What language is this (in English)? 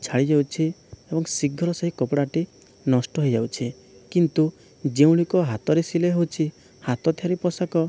Odia